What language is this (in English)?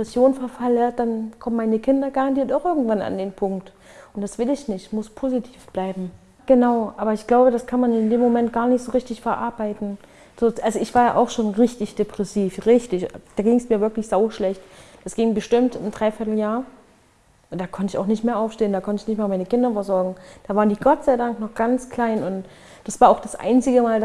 German